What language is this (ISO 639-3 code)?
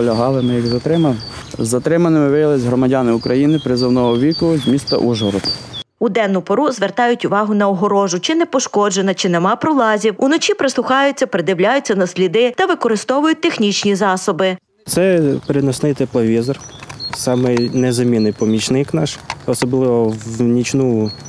ukr